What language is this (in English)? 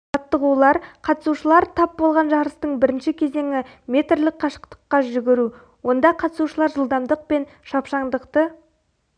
Kazakh